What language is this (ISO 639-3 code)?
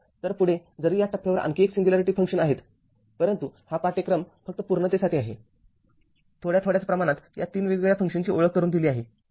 mar